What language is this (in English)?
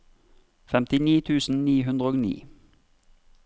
Norwegian